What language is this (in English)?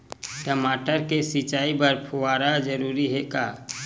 Chhattisgarhi